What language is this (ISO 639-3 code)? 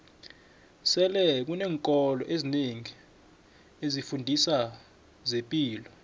nbl